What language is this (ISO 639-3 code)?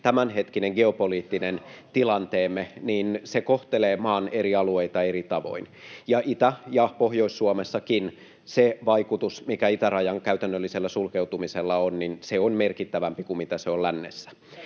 fin